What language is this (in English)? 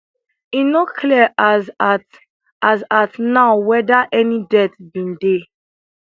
Nigerian Pidgin